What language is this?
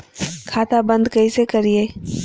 Magahi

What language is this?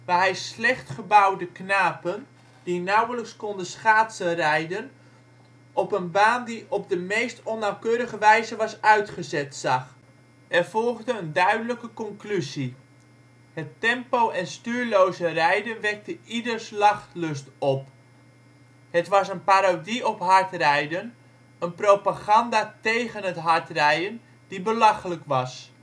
Dutch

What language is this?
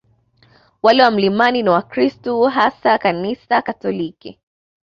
Swahili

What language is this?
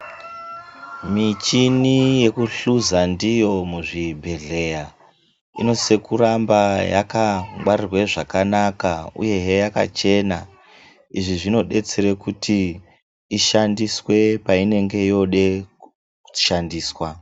Ndau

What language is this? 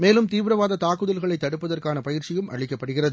Tamil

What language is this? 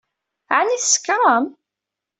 Kabyle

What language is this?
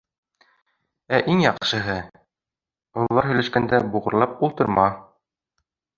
Bashkir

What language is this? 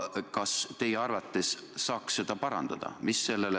Estonian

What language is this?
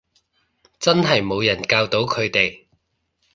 Cantonese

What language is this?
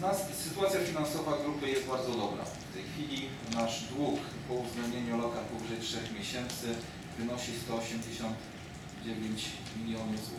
Polish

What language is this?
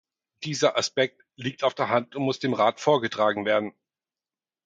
German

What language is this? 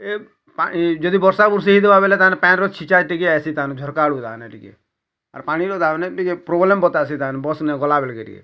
Odia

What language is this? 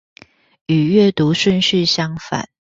Chinese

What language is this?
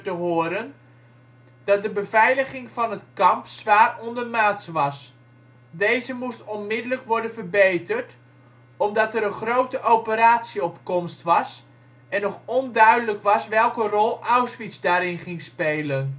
Dutch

